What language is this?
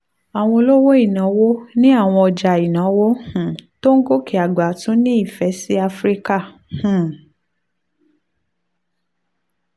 Yoruba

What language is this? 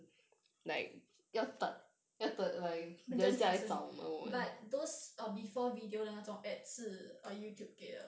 English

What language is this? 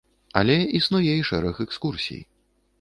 Belarusian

